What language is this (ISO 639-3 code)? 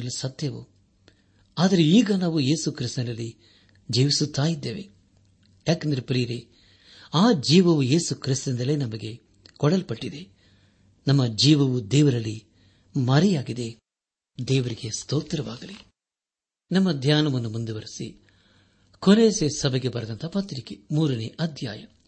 kan